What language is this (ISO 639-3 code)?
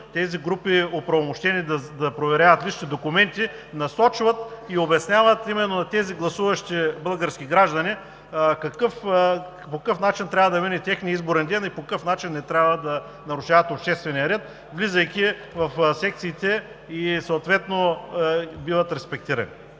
bul